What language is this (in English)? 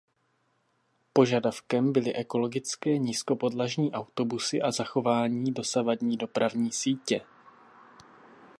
Czech